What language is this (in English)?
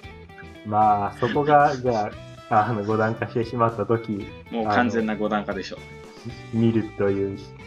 Japanese